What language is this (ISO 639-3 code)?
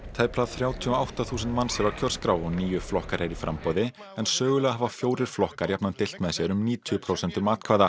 isl